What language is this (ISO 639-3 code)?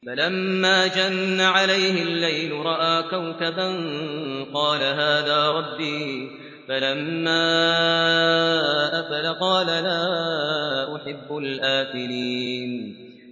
ara